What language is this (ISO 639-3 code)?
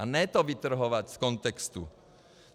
ces